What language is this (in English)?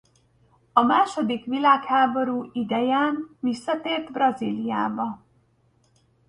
Hungarian